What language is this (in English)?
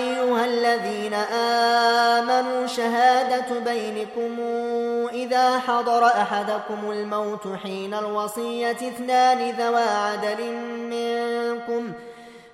Arabic